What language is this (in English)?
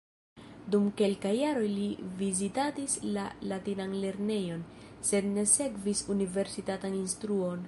Esperanto